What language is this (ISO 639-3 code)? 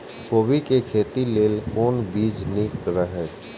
mai